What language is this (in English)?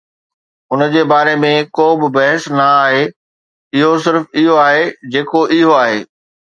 Sindhi